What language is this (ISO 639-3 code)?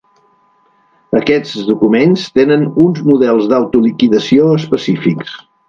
cat